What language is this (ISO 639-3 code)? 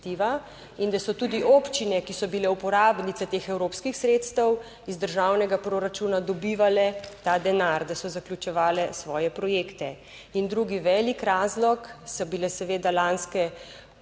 slv